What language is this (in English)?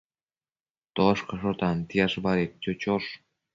Matsés